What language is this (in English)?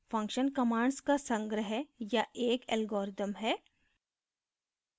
Hindi